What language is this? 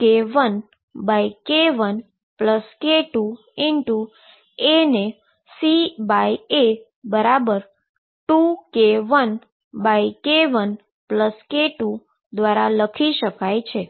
Gujarati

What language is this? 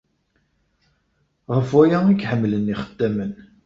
Kabyle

